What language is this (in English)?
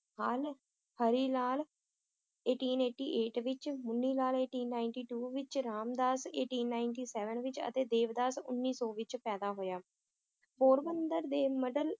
Punjabi